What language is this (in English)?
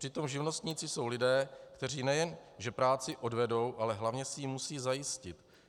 Czech